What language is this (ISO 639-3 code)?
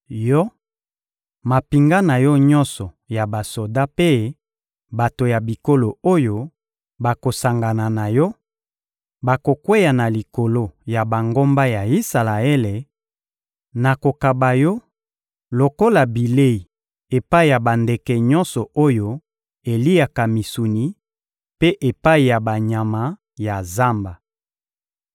lin